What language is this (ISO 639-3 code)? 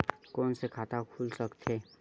hne